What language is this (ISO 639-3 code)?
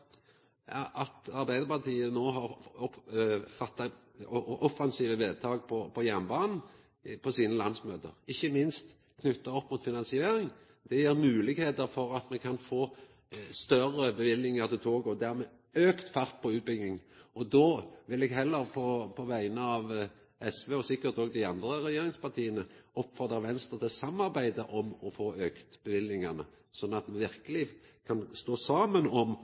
nno